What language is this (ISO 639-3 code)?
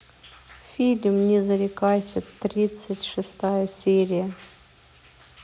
rus